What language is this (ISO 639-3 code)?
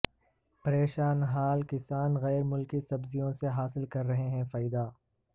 urd